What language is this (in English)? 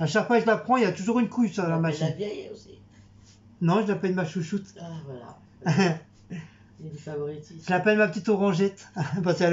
French